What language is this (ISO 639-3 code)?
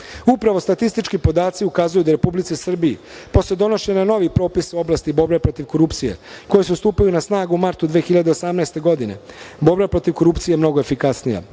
srp